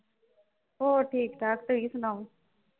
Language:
Punjabi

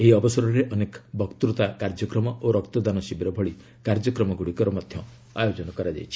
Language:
Odia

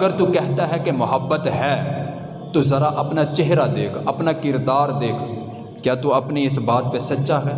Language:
Urdu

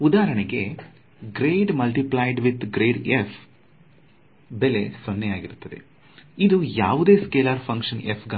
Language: Kannada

